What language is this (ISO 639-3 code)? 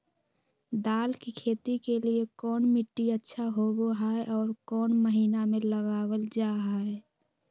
mag